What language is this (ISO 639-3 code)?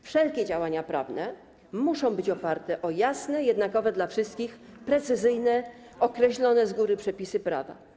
pol